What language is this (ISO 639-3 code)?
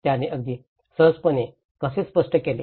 mar